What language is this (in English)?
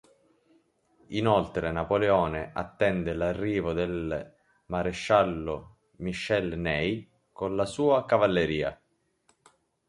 Italian